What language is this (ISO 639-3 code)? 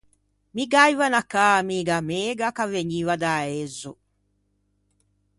lij